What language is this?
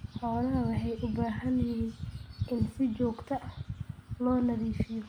Somali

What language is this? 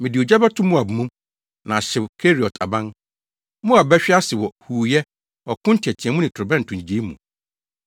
Akan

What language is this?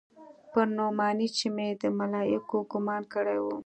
Pashto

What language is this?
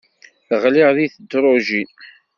Kabyle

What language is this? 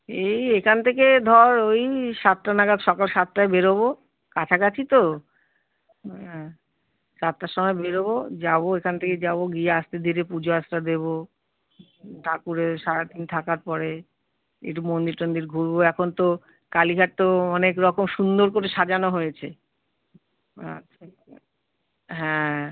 Bangla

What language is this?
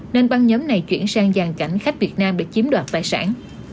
Vietnamese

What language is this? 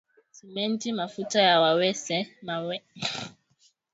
Swahili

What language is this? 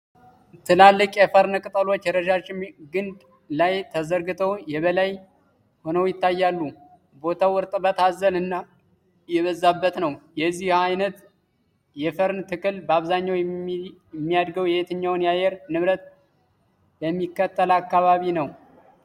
Amharic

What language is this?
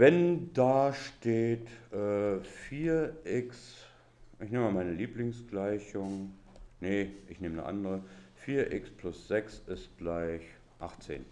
German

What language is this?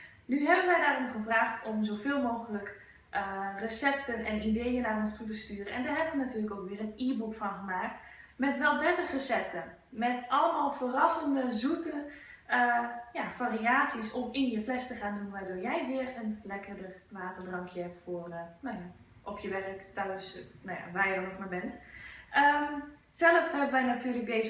Dutch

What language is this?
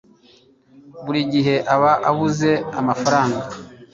Kinyarwanda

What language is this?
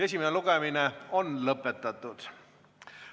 Estonian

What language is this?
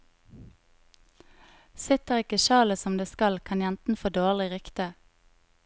Norwegian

